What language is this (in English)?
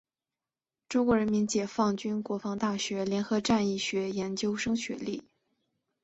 Chinese